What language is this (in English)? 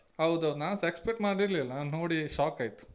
Kannada